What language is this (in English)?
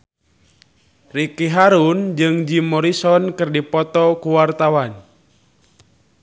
Sundanese